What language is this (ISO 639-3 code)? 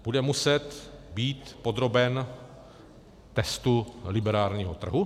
ces